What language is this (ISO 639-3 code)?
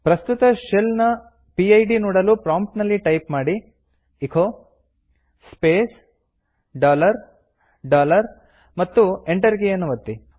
kan